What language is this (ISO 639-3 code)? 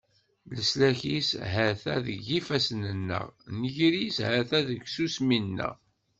kab